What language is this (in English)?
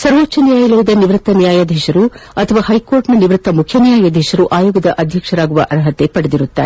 Kannada